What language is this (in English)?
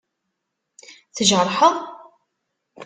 Kabyle